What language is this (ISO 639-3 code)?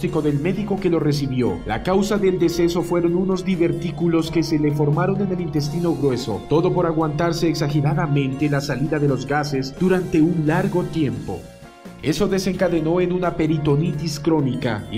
spa